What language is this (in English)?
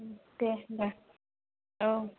Bodo